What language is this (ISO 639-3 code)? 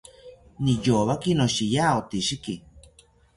cpy